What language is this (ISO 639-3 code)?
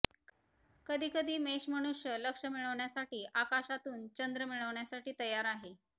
mar